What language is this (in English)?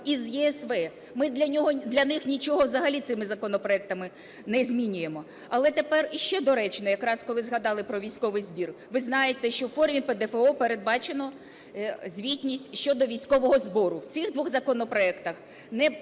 Ukrainian